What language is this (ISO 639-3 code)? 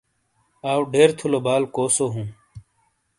scl